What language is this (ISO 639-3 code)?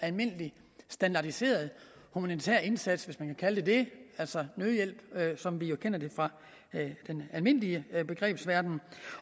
dan